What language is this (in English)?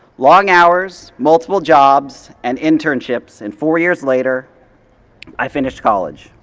English